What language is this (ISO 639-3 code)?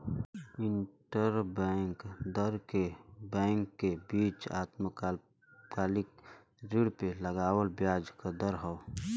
bho